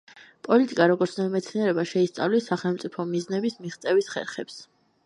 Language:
Georgian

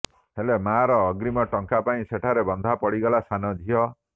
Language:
Odia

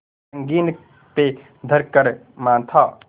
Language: Hindi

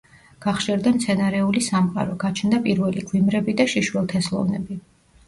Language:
Georgian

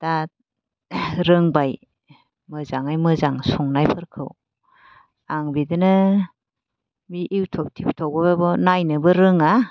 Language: Bodo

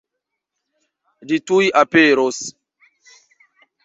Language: Esperanto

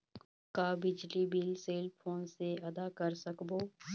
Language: Chhattisgarhi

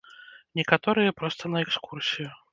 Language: Belarusian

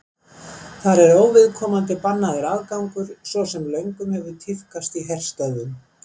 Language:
Icelandic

